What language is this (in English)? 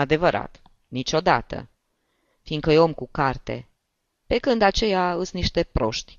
Romanian